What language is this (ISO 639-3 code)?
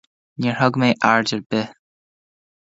gle